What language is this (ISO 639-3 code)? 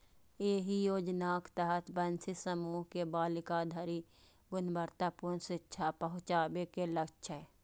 mai